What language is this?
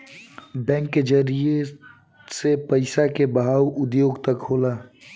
Bhojpuri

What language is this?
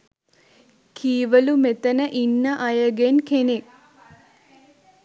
Sinhala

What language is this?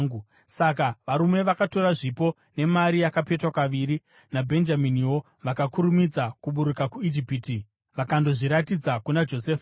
Shona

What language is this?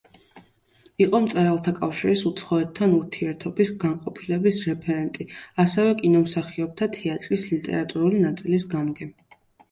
Georgian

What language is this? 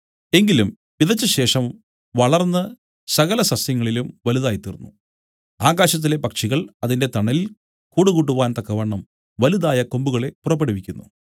Malayalam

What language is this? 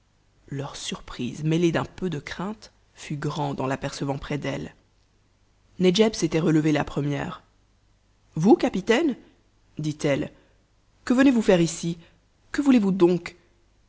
French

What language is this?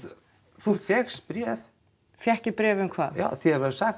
Icelandic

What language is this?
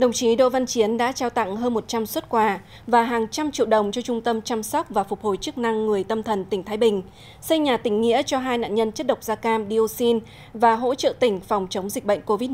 Vietnamese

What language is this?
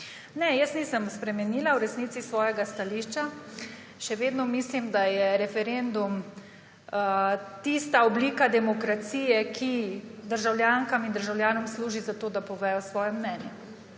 Slovenian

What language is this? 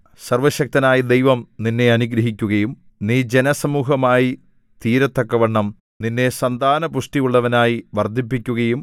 Malayalam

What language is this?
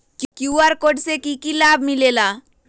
Magahi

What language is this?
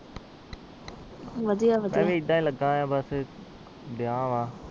Punjabi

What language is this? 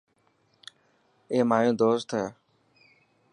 Dhatki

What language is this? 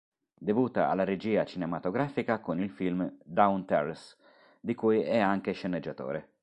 Italian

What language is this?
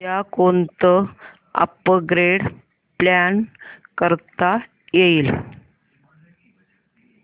Marathi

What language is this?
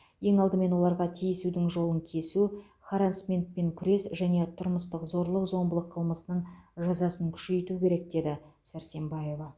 Kazakh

